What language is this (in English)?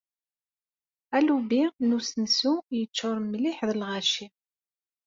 Kabyle